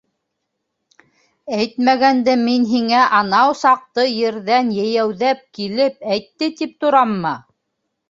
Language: Bashkir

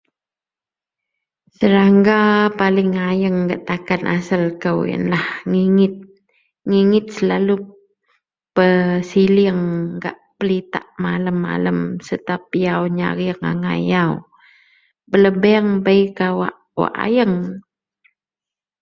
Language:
Central Melanau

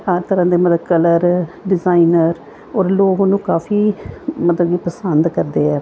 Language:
Punjabi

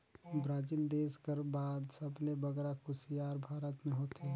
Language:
Chhattisgarhi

